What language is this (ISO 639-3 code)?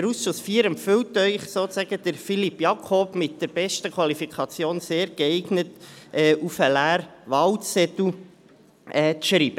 gsw